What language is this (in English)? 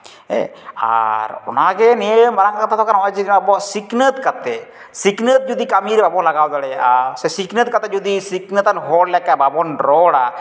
Santali